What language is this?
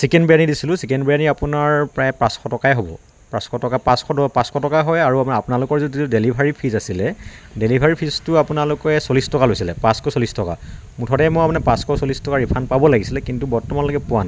Assamese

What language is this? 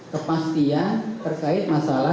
Indonesian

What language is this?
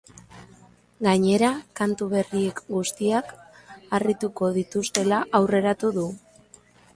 Basque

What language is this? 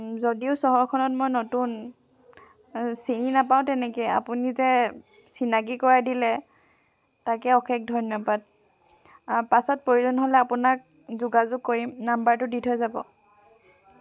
Assamese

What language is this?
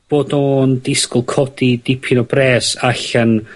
Welsh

